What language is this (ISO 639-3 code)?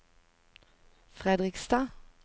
nor